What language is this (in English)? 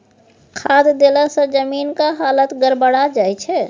Maithili